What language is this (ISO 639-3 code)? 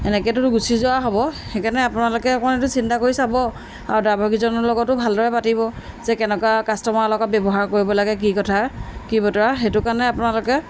asm